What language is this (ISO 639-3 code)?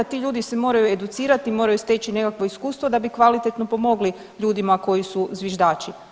hrv